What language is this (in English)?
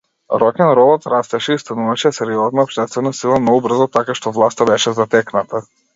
Macedonian